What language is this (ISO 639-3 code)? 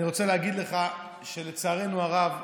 heb